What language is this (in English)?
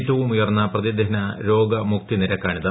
Malayalam